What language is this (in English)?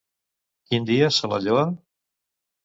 Catalan